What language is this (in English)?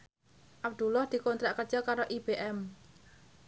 Javanese